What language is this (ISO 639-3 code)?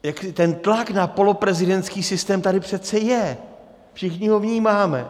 ces